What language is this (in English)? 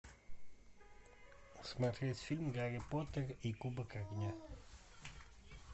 Russian